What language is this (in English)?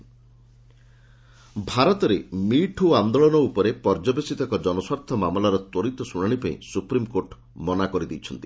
Odia